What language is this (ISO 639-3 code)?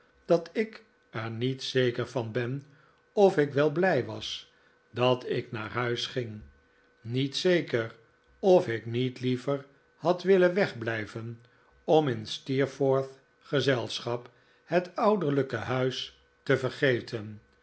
nld